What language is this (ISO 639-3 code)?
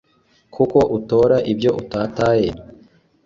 kin